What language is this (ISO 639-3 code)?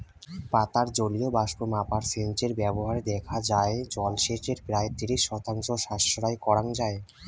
ben